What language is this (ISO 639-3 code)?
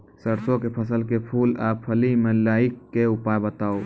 mai